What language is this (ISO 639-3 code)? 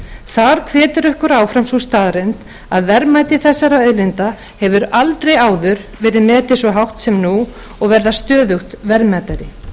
isl